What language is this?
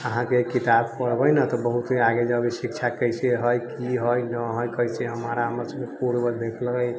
Maithili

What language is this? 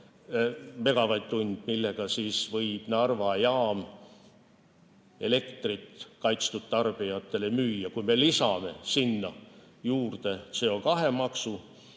Estonian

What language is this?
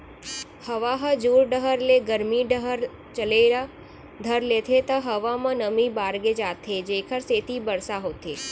Chhattisgarhi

